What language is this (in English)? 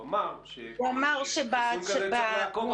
Hebrew